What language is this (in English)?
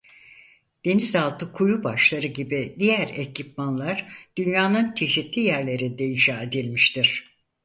Turkish